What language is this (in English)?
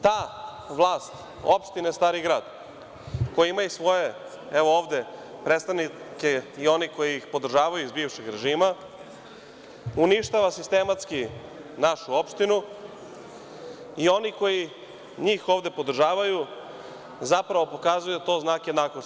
Serbian